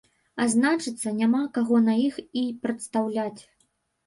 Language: Belarusian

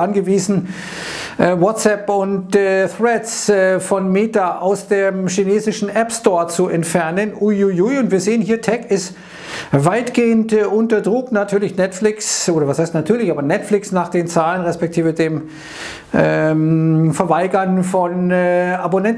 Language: German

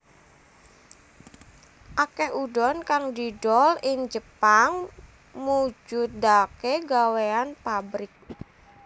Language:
Javanese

